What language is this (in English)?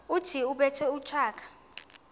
Xhosa